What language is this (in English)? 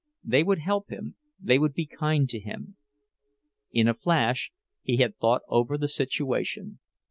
English